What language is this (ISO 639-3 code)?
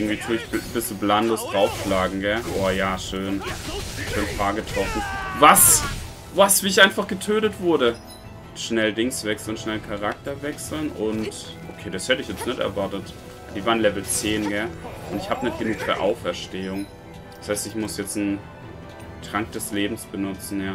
deu